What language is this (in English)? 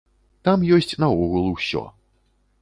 Belarusian